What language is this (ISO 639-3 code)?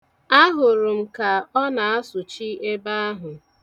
ibo